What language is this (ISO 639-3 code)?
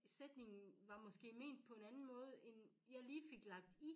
dan